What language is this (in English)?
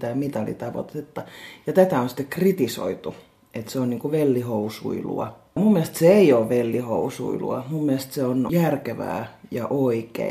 Finnish